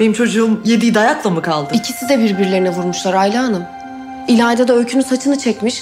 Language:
Turkish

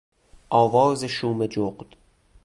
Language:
Persian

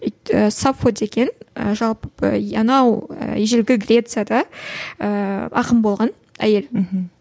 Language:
Kazakh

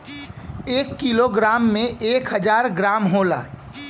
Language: Bhojpuri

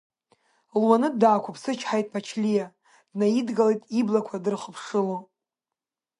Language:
Abkhazian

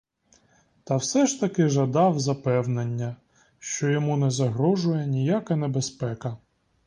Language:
Ukrainian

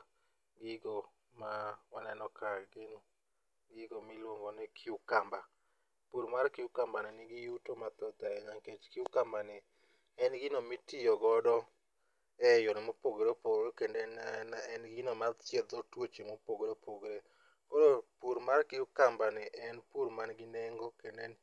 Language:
Luo (Kenya and Tanzania)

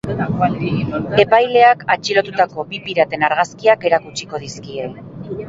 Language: Basque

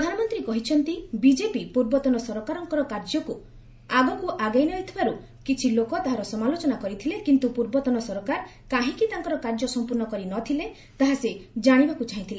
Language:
Odia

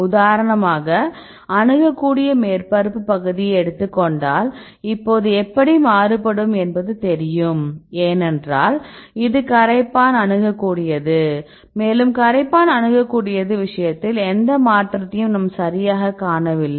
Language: Tamil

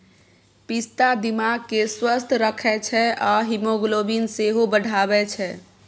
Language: Maithili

